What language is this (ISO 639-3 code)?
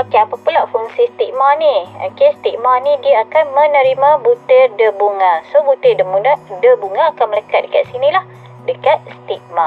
msa